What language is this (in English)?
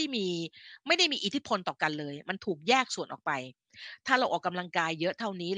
Thai